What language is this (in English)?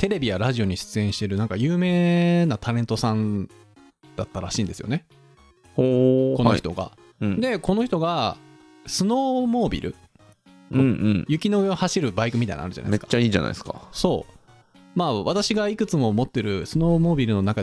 Japanese